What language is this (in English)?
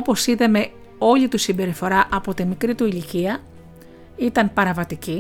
Greek